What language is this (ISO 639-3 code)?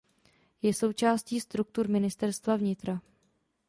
ces